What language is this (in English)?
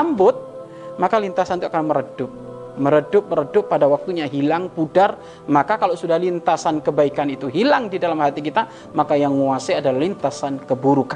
Indonesian